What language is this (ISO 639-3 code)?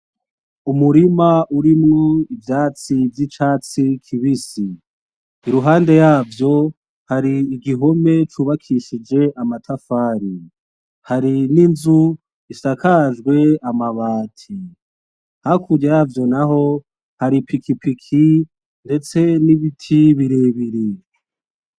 run